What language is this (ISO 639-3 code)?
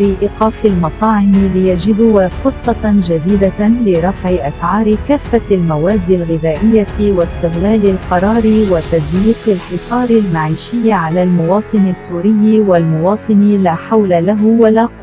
ara